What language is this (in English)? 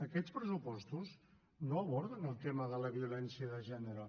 Catalan